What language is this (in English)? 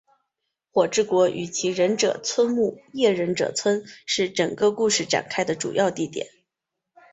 Chinese